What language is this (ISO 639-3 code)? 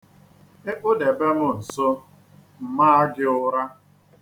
ibo